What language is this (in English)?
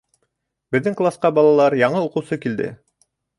Bashkir